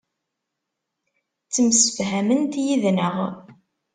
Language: Kabyle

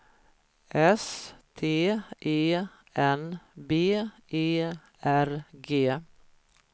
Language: Swedish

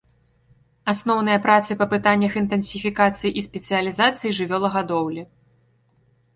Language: Belarusian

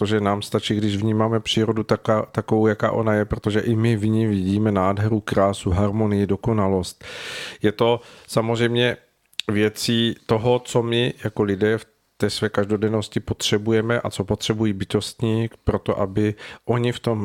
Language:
Czech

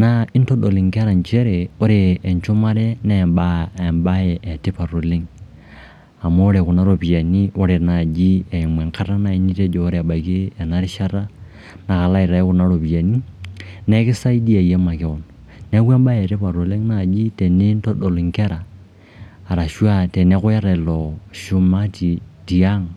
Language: Masai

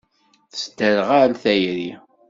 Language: Kabyle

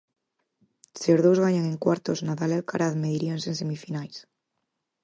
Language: Galician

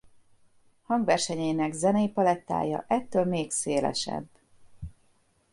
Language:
Hungarian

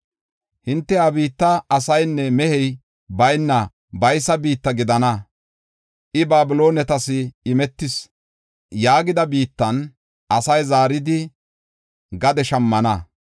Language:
Gofa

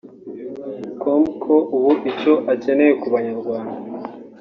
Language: Kinyarwanda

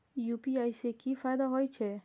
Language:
Maithili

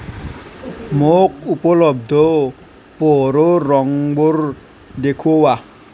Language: Assamese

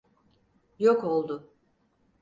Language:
Turkish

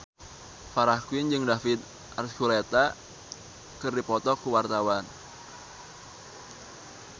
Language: Sundanese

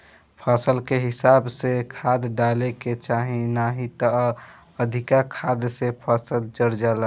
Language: Bhojpuri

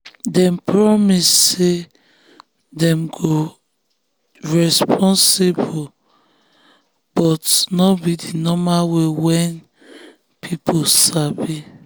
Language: Nigerian Pidgin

